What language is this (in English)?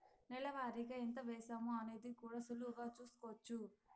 Telugu